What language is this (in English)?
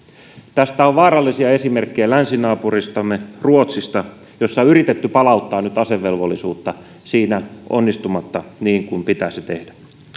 Finnish